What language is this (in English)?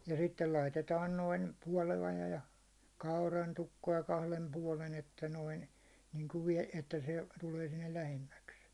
Finnish